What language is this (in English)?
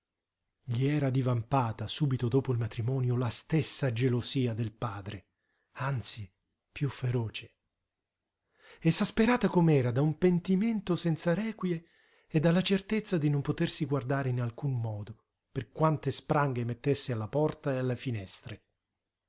Italian